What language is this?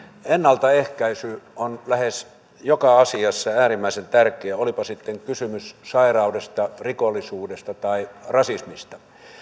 Finnish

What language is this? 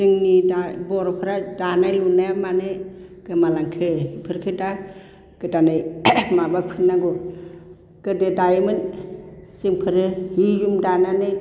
Bodo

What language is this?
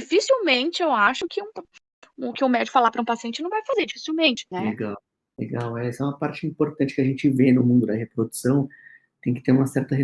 Portuguese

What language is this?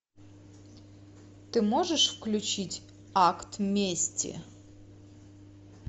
Russian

